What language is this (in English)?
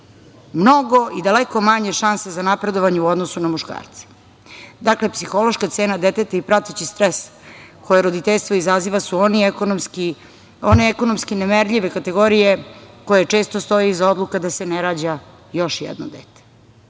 Serbian